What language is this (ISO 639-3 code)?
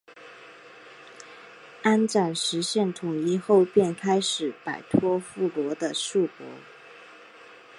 zho